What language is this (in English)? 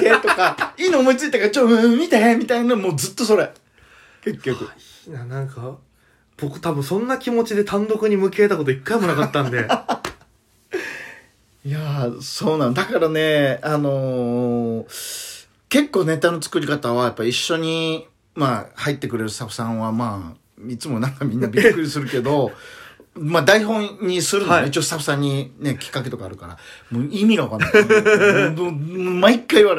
Japanese